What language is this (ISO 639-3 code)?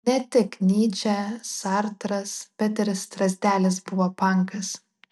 lit